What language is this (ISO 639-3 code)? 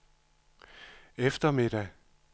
dan